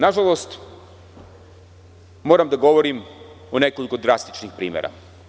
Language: Serbian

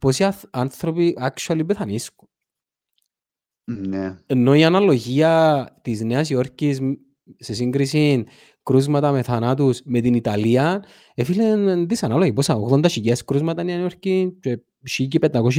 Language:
Greek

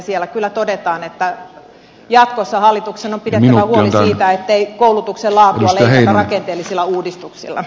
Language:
Finnish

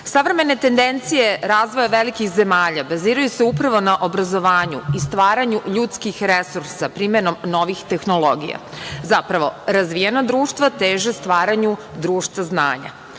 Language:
Serbian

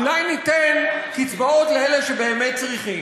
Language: Hebrew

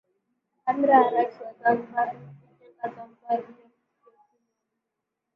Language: Swahili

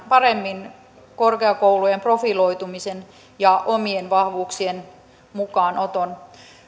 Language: Finnish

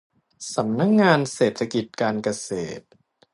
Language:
Thai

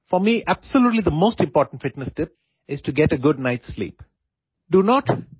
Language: Assamese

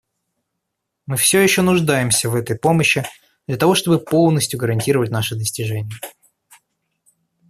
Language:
Russian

